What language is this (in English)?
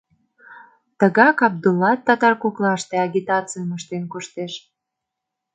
Mari